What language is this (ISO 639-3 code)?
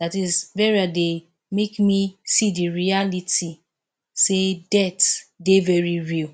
pcm